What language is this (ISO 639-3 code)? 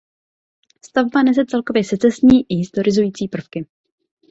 ces